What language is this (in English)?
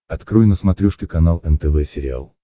Russian